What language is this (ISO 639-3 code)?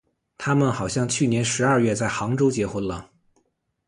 zho